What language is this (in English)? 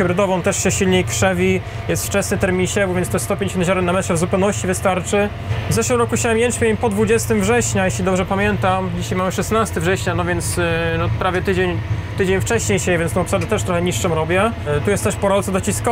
Polish